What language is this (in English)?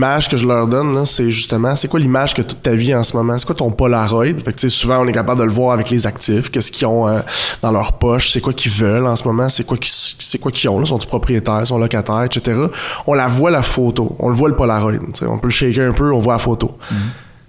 French